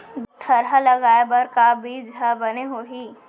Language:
Chhattisgarhi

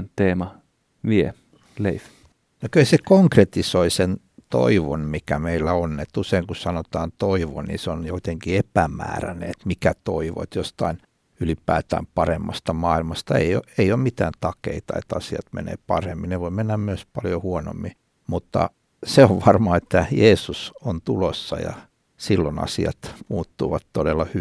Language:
Finnish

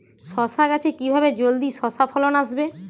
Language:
Bangla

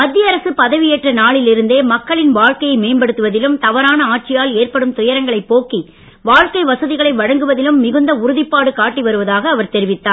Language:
Tamil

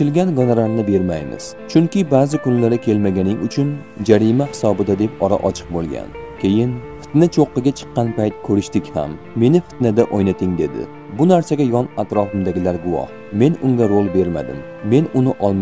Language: Turkish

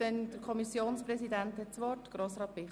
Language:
Swiss German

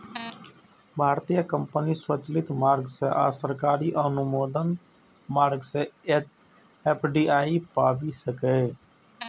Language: Maithili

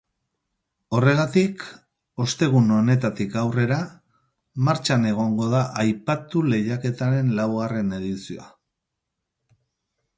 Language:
Basque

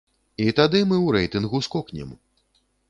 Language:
Belarusian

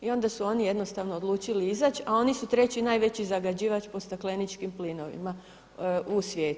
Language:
Croatian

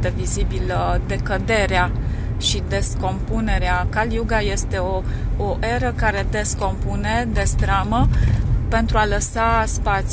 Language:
Romanian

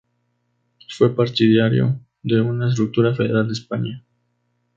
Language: Spanish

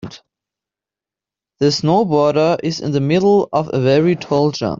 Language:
English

